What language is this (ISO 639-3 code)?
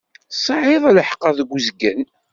kab